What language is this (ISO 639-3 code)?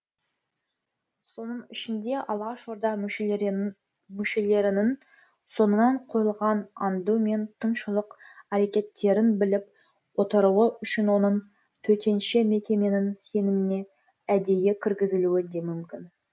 kaz